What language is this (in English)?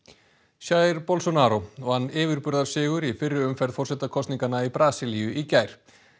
Icelandic